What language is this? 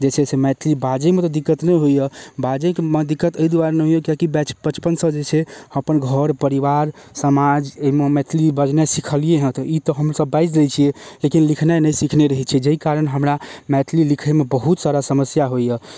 Maithili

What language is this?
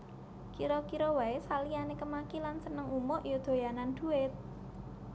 Javanese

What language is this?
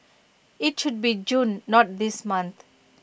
English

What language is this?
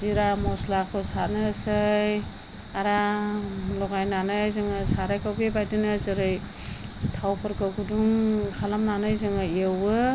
Bodo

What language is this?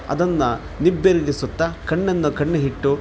Kannada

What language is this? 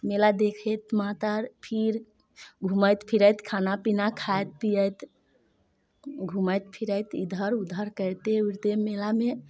Maithili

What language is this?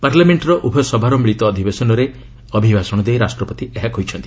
Odia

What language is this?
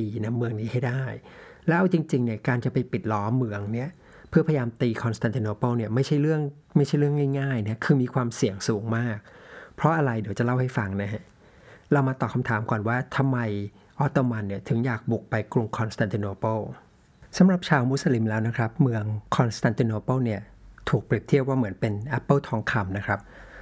Thai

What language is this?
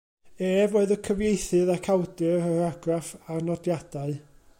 Welsh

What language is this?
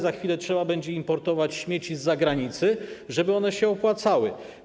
Polish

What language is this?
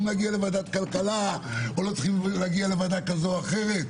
Hebrew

